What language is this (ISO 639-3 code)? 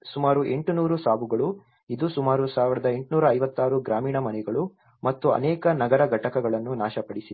kan